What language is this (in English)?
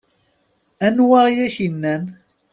Kabyle